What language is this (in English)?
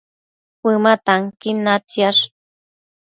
Matsés